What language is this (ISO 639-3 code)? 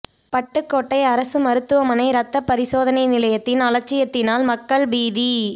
tam